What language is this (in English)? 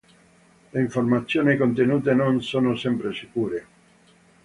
Italian